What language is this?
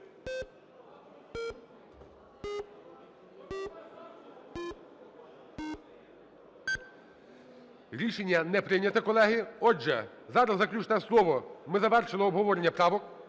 Ukrainian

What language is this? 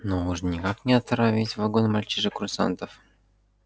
Russian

